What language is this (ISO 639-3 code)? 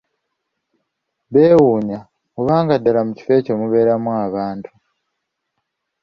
lug